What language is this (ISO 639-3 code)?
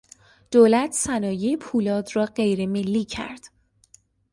fas